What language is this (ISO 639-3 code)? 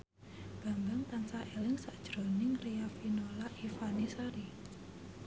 jav